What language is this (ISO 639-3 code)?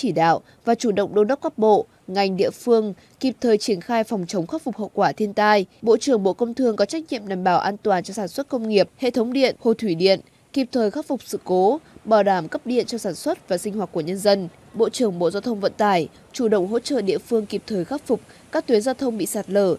vie